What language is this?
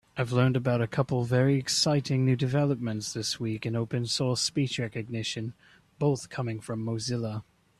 English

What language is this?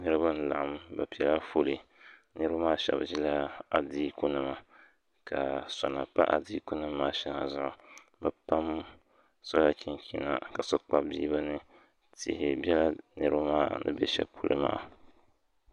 Dagbani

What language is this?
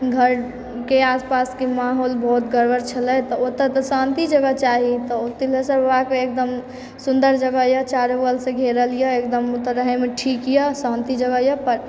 Maithili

